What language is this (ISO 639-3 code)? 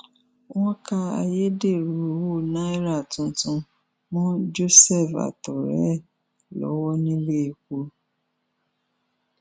yor